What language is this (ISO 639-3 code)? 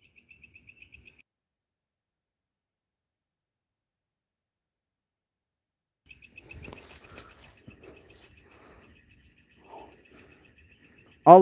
ind